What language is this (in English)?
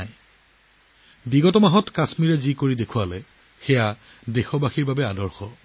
Assamese